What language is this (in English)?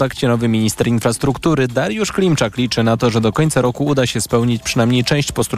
Polish